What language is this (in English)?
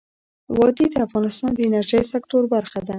Pashto